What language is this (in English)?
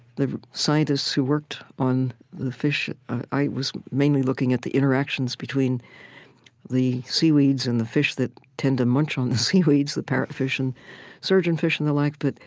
English